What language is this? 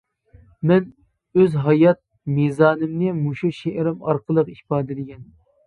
Uyghur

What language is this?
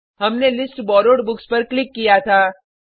Hindi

